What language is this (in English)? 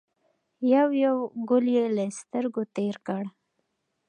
Pashto